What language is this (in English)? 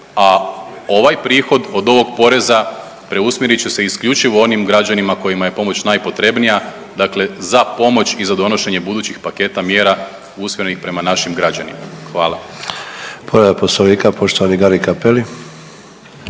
Croatian